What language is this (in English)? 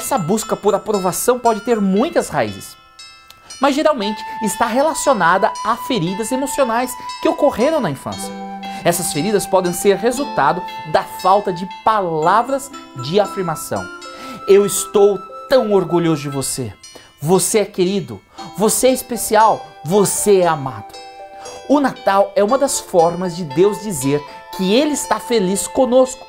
Portuguese